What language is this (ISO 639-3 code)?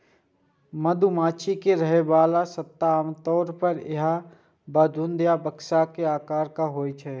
mai